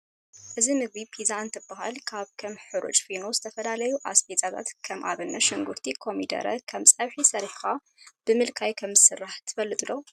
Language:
Tigrinya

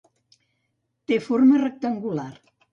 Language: Catalan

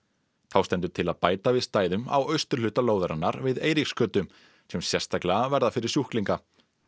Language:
Icelandic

